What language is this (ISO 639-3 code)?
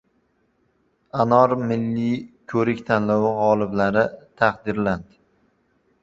uzb